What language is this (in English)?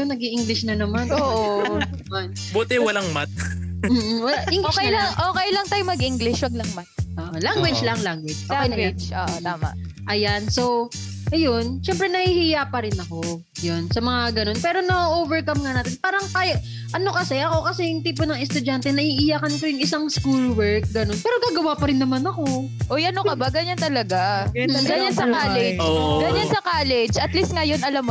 Filipino